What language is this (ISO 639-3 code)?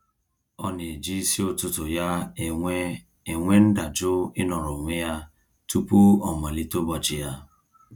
ibo